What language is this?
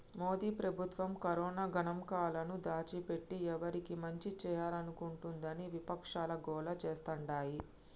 Telugu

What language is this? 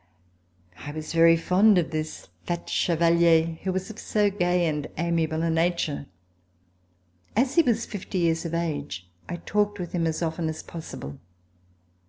English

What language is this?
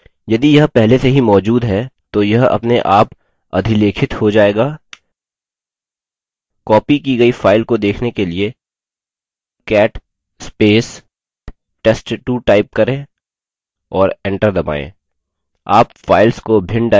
Hindi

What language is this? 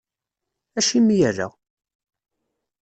Kabyle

